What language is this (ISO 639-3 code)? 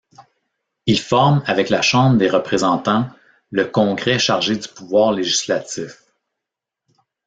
fra